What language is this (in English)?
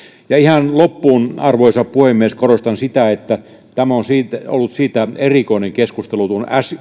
Finnish